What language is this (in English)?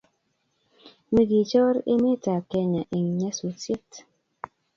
Kalenjin